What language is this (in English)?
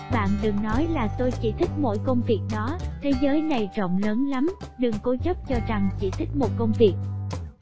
Vietnamese